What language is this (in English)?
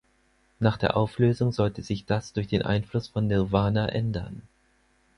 German